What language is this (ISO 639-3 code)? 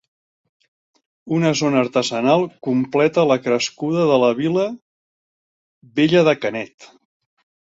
cat